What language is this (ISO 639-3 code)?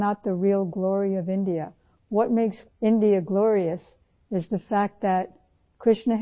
urd